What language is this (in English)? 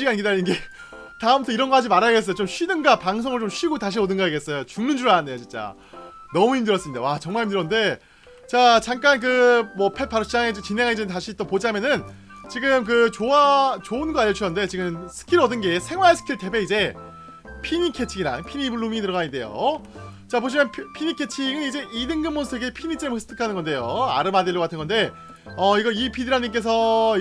Korean